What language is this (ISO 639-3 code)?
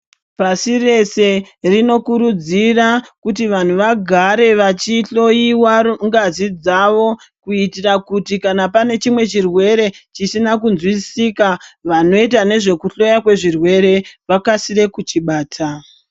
ndc